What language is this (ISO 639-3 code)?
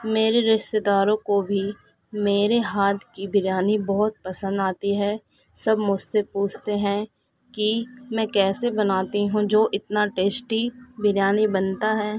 urd